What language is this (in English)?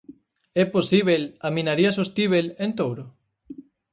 Galician